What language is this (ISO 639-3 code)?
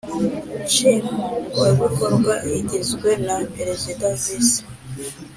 kin